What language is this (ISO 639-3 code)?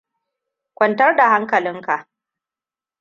hau